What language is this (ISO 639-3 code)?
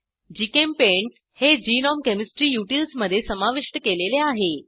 mar